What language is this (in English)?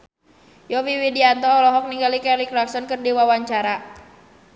Sundanese